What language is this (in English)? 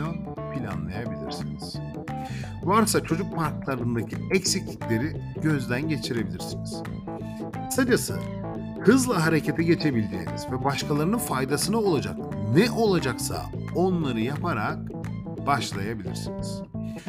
Turkish